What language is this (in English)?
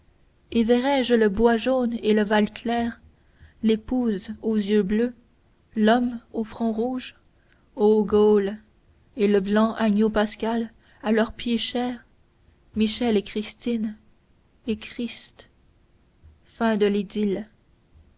French